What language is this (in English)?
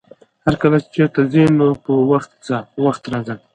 Pashto